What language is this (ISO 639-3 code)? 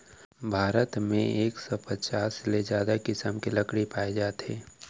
hne